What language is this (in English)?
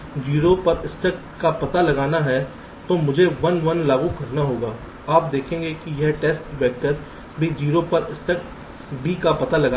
Hindi